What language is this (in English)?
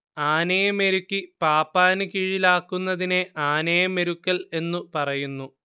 Malayalam